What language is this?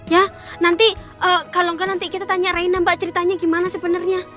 Indonesian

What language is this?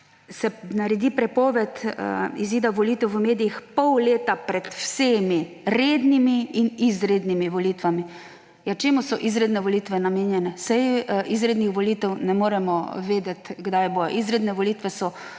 Slovenian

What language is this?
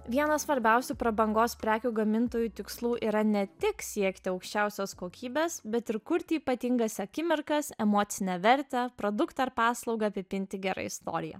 Lithuanian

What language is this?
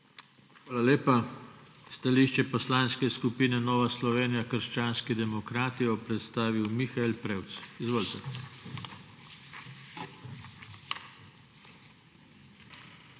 Slovenian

